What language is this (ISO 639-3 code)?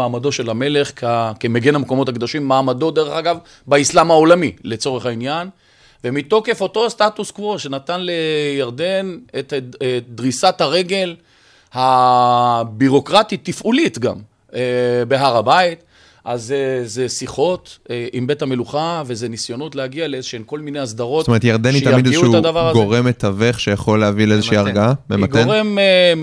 heb